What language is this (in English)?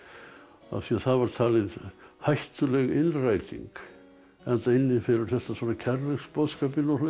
Icelandic